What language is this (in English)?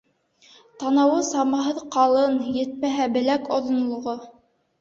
Bashkir